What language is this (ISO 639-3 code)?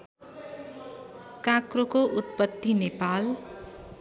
nep